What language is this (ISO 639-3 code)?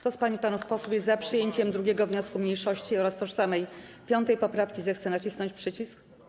pol